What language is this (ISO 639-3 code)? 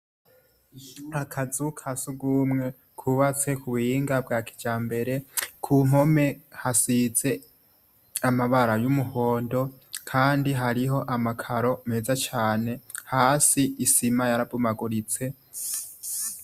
run